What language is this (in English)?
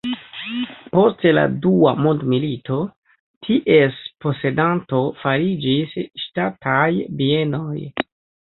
Esperanto